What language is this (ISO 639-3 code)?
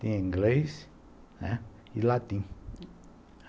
por